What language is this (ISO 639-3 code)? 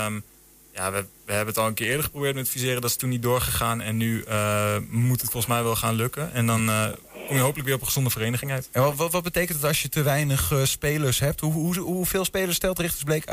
nld